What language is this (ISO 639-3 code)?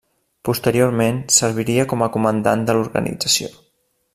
cat